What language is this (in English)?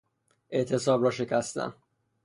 Persian